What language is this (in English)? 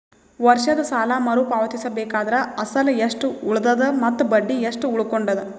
Kannada